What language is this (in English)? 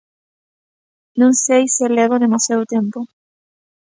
Galician